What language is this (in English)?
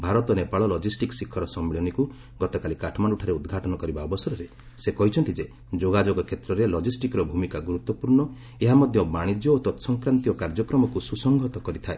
Odia